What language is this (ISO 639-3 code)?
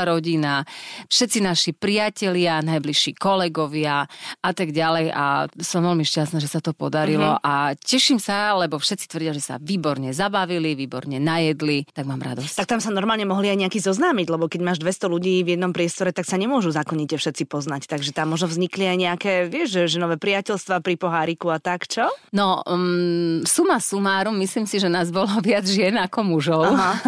slk